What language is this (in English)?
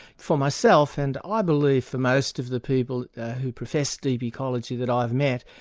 English